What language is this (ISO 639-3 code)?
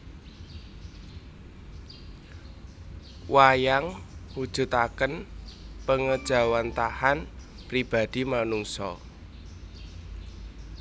jav